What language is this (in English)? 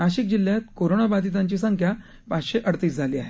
Marathi